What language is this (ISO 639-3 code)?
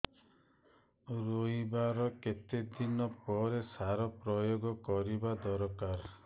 ori